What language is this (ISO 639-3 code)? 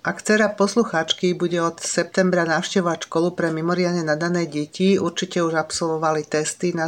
slk